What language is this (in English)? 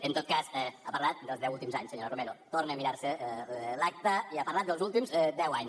Catalan